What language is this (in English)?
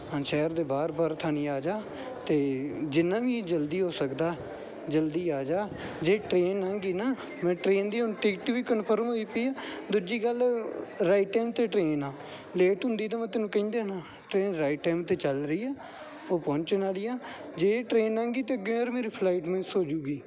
Punjabi